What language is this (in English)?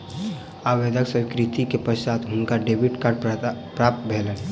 Maithili